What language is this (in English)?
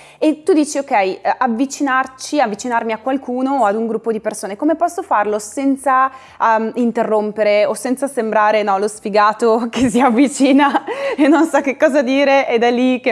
Italian